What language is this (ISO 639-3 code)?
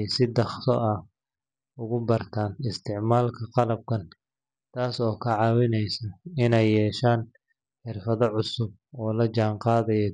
som